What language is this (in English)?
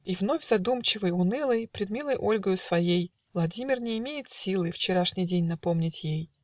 Russian